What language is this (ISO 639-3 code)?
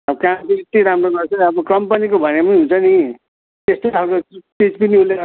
nep